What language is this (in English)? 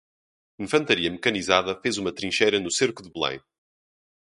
Portuguese